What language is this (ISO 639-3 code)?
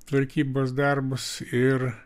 lit